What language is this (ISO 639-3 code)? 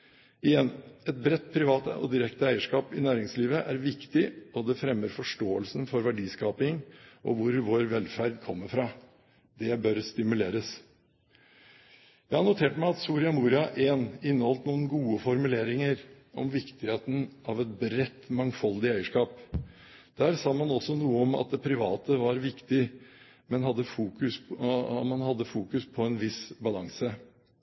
nob